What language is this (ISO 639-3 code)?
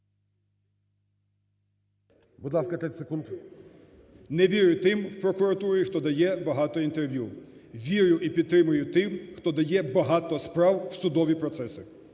ukr